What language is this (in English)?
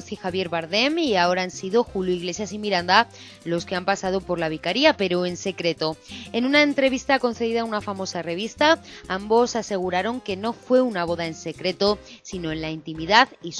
Spanish